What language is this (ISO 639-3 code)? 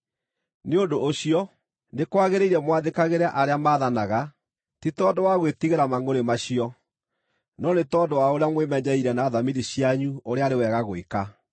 kik